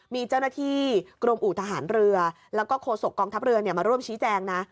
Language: Thai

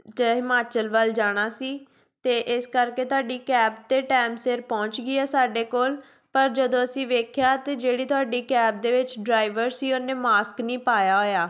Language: Punjabi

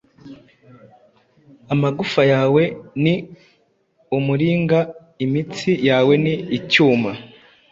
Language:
Kinyarwanda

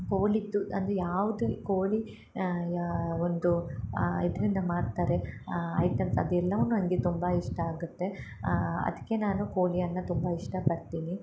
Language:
Kannada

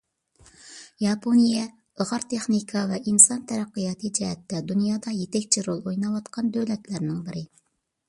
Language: Uyghur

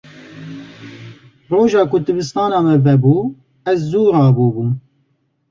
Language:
Kurdish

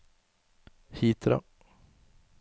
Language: Norwegian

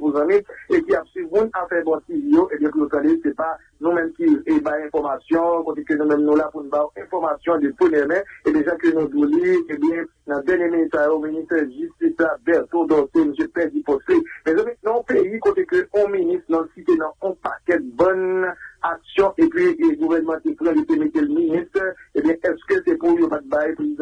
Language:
French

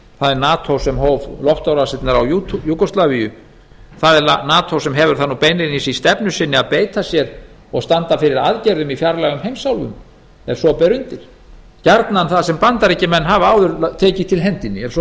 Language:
Icelandic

